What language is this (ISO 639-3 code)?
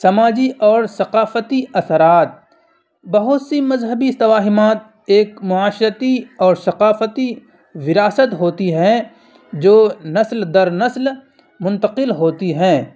urd